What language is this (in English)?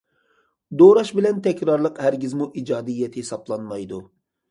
Uyghur